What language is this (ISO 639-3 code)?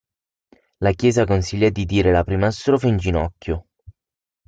ita